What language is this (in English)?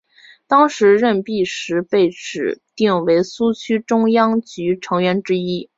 Chinese